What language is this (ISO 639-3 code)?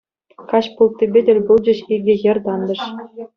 chv